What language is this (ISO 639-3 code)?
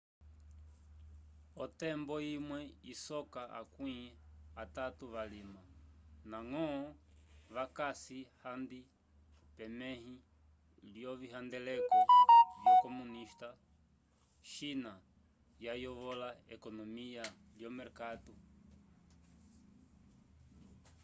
umb